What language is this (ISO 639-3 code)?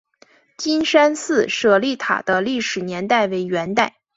zho